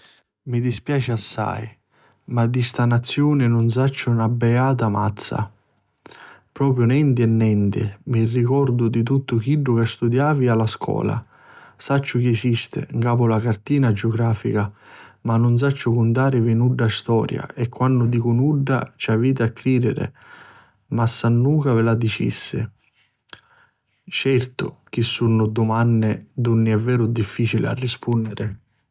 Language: Sicilian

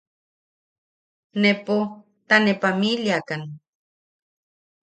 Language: Yaqui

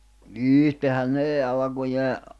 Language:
Finnish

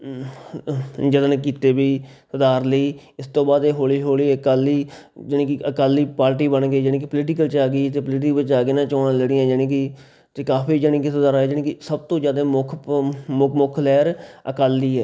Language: Punjabi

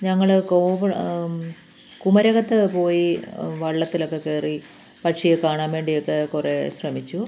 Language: Malayalam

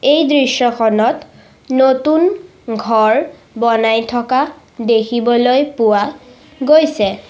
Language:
Assamese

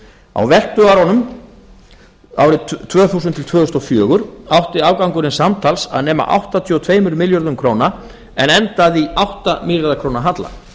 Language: Icelandic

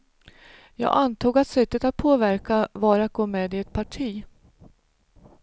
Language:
Swedish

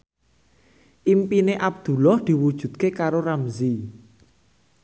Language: Javanese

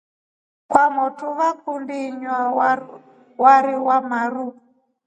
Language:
Rombo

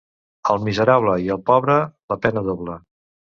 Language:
Catalan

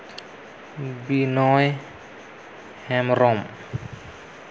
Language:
Santali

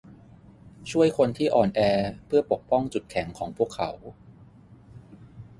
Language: Thai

